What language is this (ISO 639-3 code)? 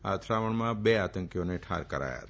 guj